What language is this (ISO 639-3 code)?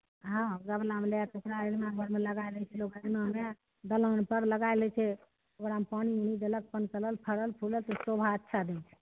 mai